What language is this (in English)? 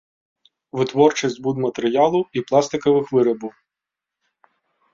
Belarusian